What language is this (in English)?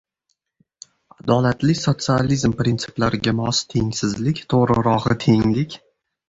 Uzbek